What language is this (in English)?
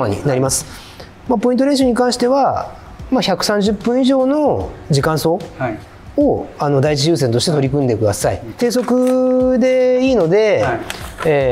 Japanese